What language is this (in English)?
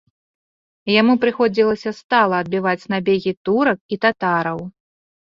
Belarusian